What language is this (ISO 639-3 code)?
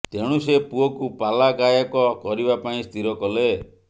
ori